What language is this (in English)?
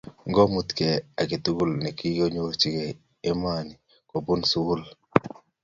Kalenjin